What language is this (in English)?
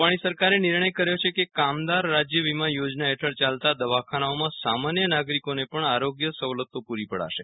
Gujarati